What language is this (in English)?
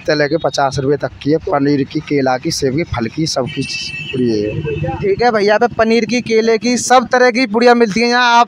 Hindi